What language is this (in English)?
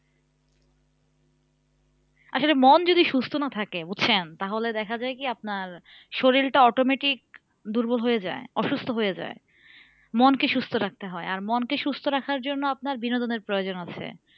Bangla